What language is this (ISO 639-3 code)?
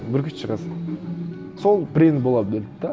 kaz